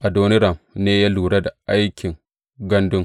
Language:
Hausa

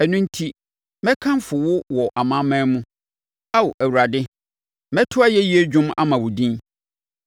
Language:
Akan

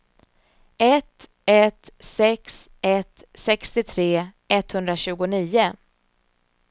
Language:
Swedish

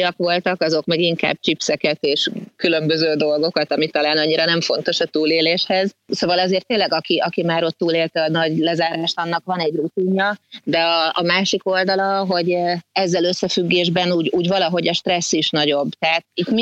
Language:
Hungarian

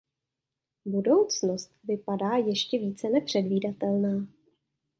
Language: Czech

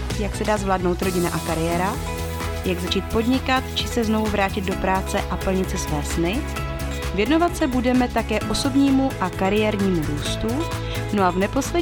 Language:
Czech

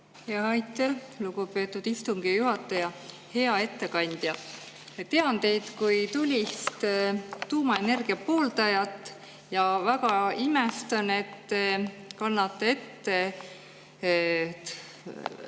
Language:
Estonian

